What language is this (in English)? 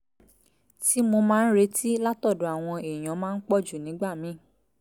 Yoruba